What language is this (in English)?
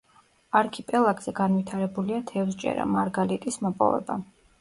Georgian